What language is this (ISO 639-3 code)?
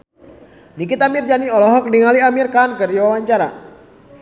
sun